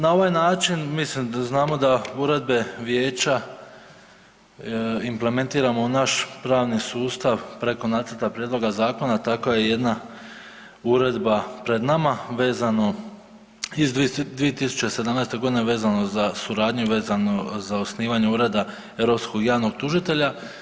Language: Croatian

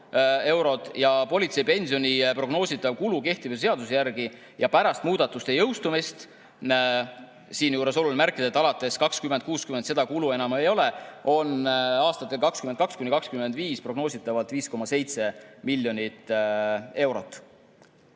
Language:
Estonian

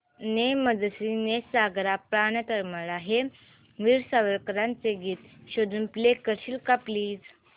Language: Marathi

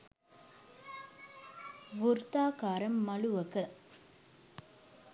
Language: Sinhala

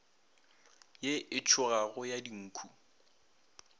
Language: Northern Sotho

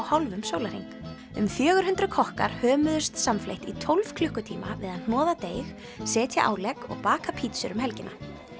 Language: Icelandic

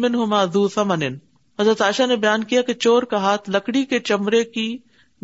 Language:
Urdu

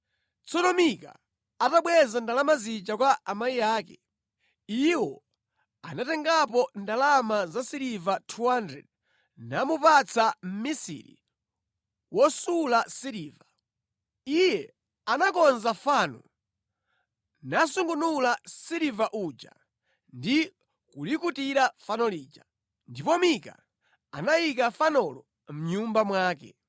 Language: Nyanja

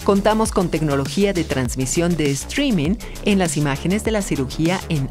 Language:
Spanish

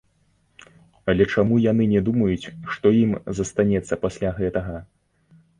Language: Belarusian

